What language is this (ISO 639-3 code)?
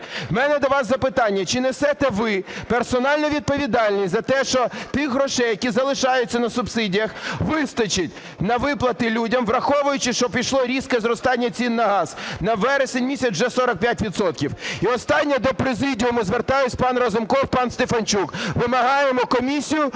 ukr